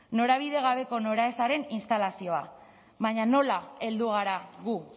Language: Basque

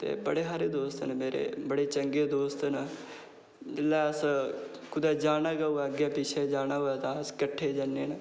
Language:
Dogri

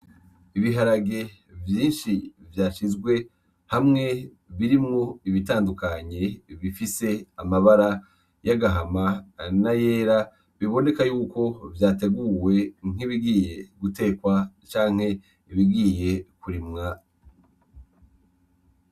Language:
Rundi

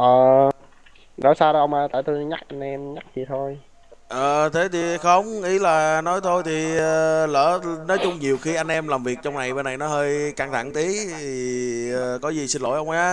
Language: Vietnamese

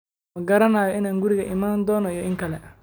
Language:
Somali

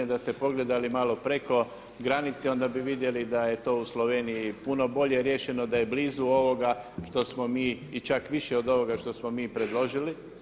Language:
Croatian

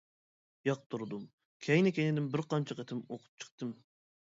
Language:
Uyghur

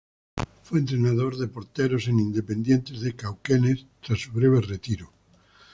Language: Spanish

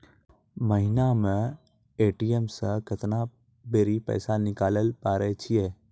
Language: Maithili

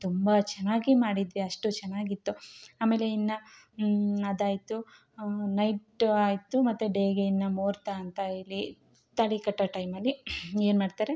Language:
Kannada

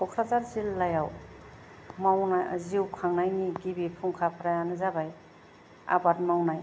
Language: Bodo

